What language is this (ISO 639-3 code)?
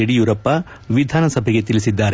kan